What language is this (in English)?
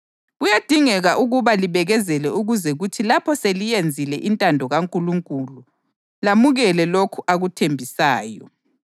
North Ndebele